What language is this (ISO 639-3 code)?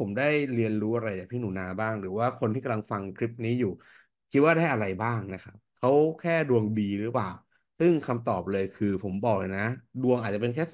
tha